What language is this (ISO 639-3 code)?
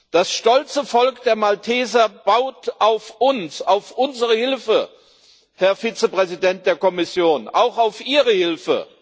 deu